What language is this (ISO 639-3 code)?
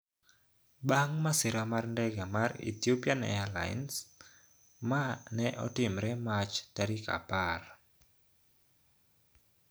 luo